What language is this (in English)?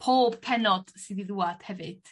Welsh